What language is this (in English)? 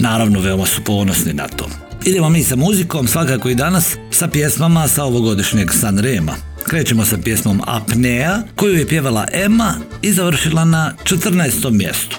Croatian